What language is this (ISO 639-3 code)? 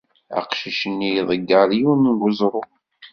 kab